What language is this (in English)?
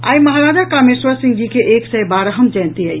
Maithili